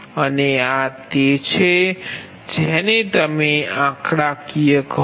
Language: Gujarati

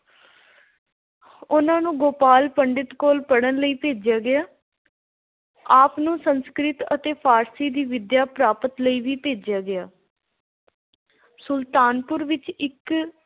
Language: Punjabi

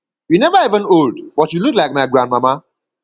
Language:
Nigerian Pidgin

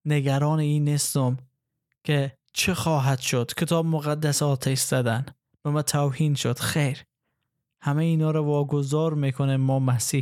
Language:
Persian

